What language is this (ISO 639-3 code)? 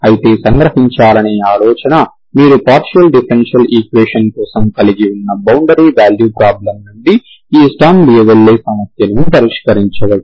tel